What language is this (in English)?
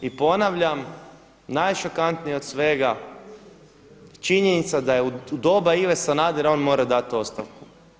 Croatian